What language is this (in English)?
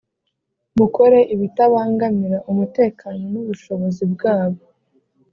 Kinyarwanda